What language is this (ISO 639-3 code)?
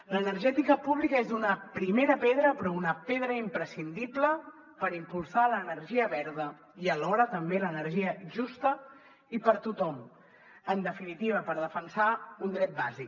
cat